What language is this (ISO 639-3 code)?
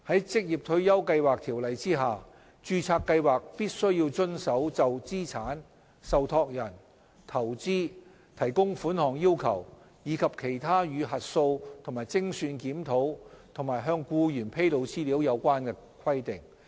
yue